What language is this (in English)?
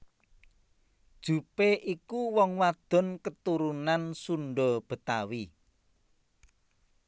Javanese